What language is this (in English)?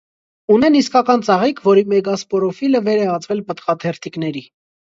Armenian